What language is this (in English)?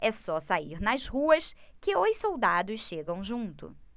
Portuguese